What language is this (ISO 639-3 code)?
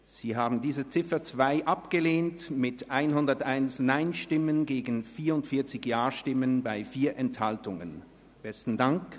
gsw